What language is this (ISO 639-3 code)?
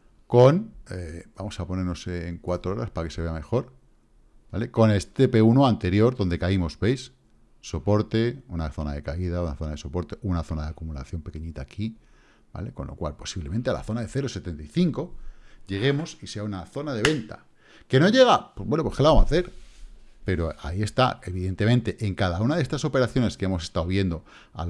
spa